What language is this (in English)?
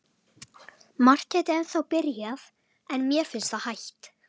Icelandic